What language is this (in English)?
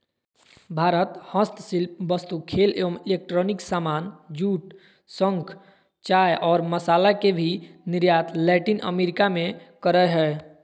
Magahi